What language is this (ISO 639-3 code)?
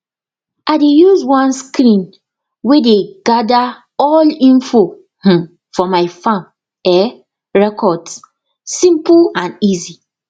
pcm